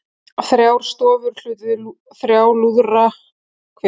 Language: Icelandic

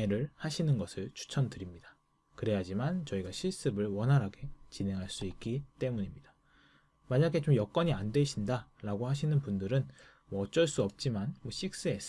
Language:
Korean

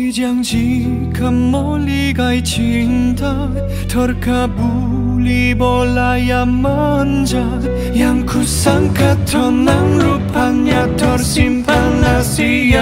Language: Korean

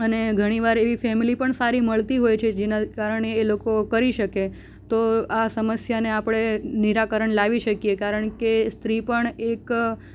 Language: Gujarati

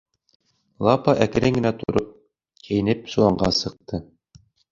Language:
Bashkir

